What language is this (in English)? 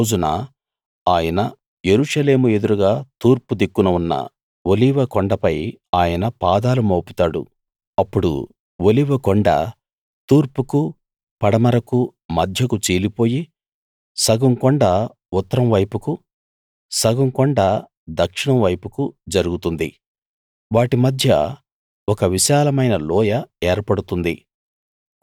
Telugu